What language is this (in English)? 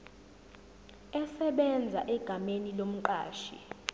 Zulu